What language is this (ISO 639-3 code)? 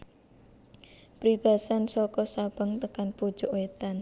jav